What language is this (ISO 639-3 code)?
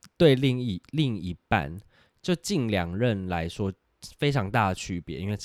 zho